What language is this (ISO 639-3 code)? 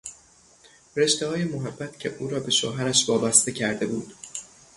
fas